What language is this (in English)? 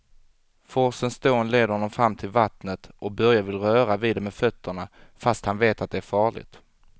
Swedish